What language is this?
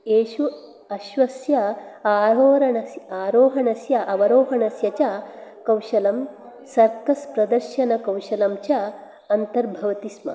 Sanskrit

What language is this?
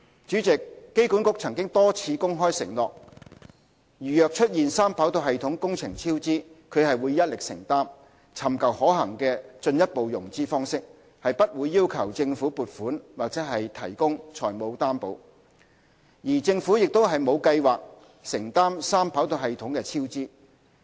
Cantonese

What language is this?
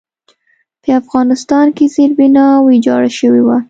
Pashto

